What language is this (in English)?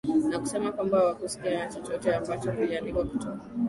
Swahili